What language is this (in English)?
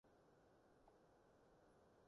Cantonese